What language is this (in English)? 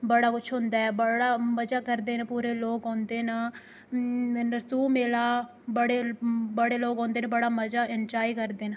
Dogri